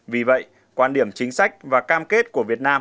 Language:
Vietnamese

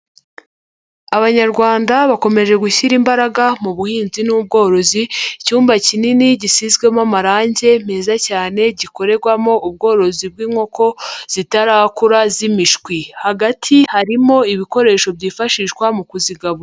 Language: Kinyarwanda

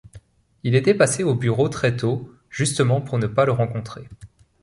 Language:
French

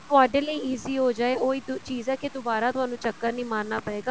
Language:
Punjabi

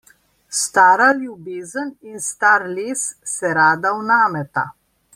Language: Slovenian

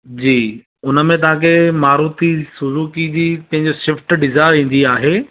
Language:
Sindhi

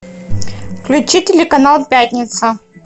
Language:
Russian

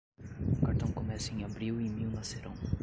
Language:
Portuguese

